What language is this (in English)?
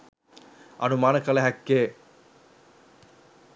Sinhala